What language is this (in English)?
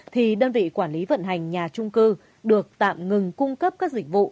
Vietnamese